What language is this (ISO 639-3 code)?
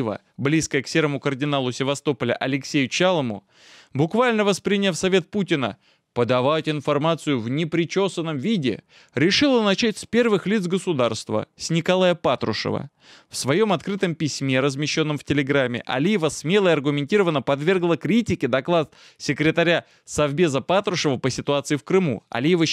rus